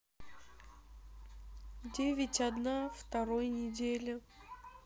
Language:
Russian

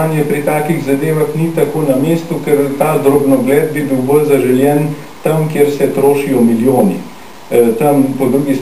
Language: Slovak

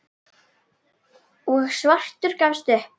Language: Icelandic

